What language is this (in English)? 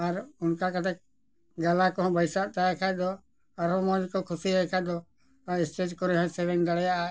Santali